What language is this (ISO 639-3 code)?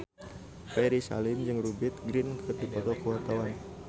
sun